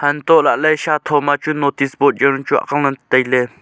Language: Wancho Naga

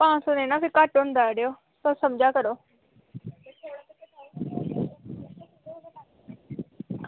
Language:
Dogri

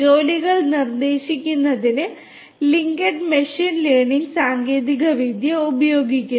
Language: Malayalam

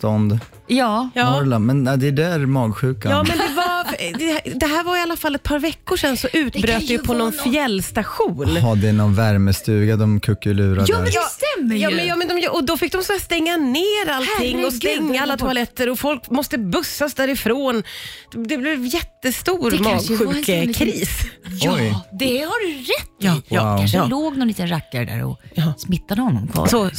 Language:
Swedish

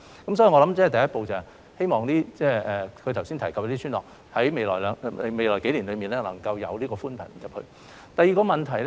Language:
Cantonese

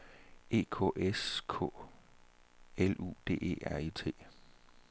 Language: Danish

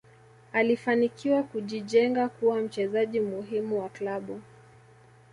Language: Swahili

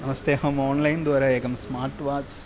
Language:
Sanskrit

